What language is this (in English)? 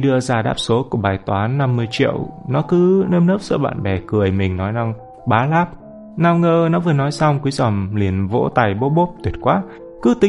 Vietnamese